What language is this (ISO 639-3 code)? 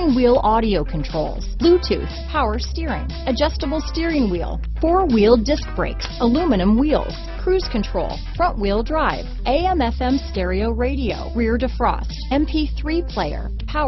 eng